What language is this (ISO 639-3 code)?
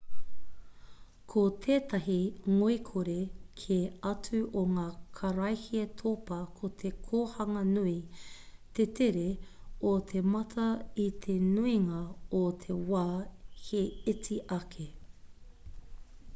mri